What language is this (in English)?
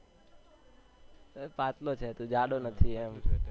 Gujarati